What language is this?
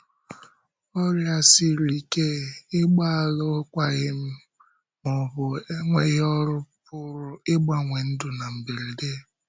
Igbo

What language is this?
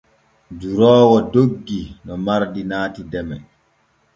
Borgu Fulfulde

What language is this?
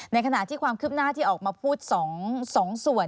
Thai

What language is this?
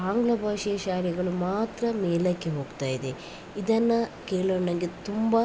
Kannada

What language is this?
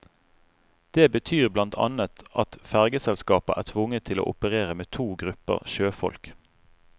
Norwegian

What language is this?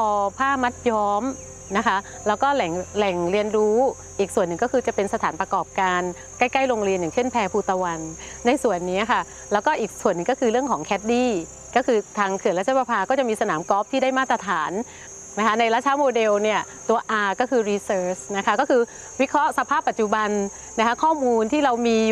Thai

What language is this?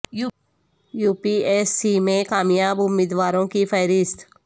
Urdu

